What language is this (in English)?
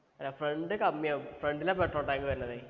Malayalam